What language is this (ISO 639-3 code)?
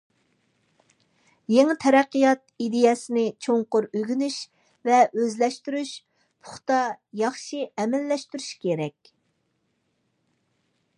uig